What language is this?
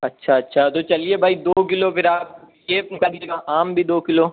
Urdu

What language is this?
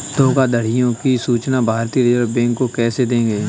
Hindi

